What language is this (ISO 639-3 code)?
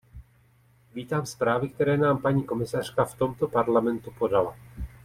ces